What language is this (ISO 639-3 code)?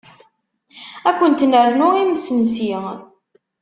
kab